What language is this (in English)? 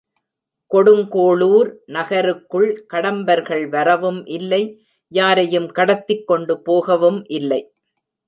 Tamil